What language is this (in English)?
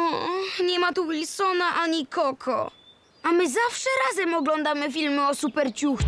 Polish